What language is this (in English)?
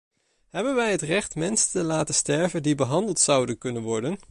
Dutch